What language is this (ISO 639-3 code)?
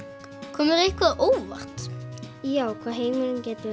isl